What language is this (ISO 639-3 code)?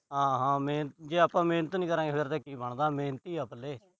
pan